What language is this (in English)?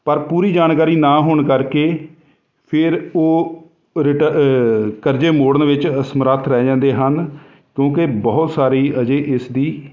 Punjabi